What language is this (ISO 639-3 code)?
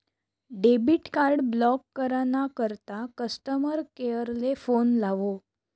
mar